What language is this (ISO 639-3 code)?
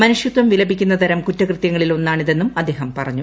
mal